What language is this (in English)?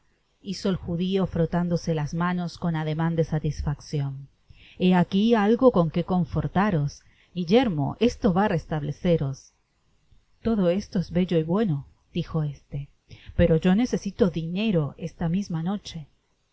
Spanish